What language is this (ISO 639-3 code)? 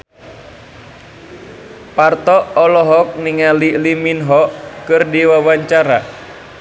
sun